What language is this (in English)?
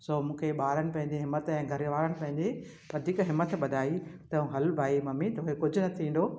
Sindhi